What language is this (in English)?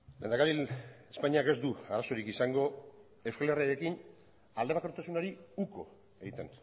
Basque